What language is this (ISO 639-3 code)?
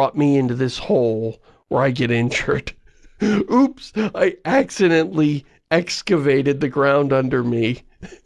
eng